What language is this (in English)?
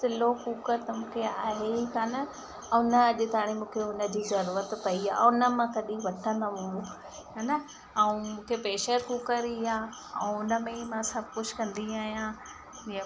Sindhi